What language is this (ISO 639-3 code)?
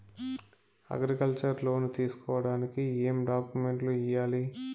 tel